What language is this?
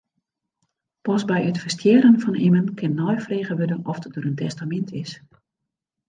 Western Frisian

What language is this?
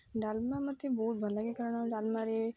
Odia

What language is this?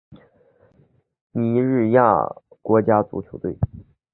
Chinese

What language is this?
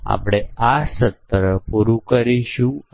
Gujarati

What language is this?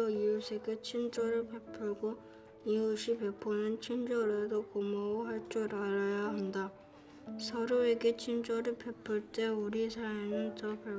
Korean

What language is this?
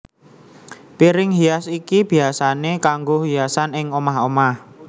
Javanese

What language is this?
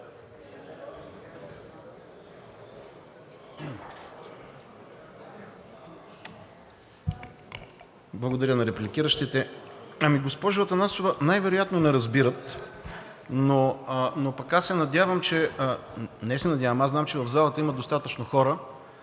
Bulgarian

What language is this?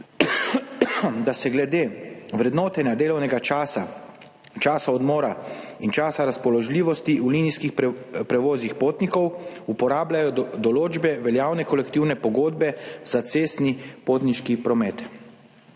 Slovenian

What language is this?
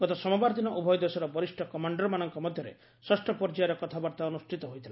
Odia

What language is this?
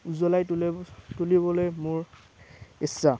Assamese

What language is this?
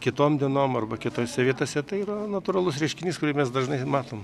Lithuanian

